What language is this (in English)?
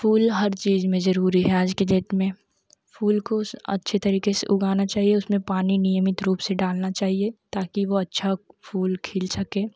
Hindi